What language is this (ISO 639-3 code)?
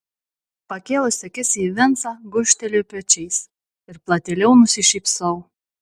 lit